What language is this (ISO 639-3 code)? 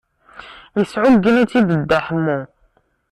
kab